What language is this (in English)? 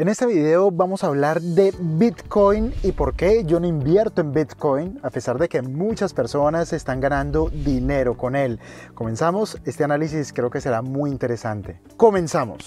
Spanish